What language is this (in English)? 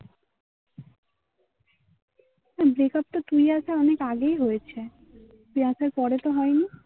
Bangla